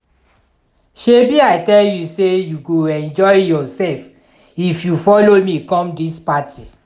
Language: Nigerian Pidgin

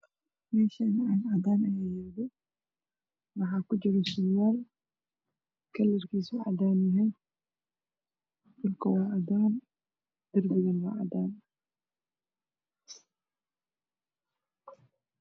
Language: Somali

